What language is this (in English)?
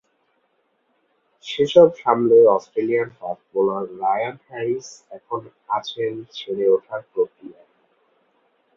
Bangla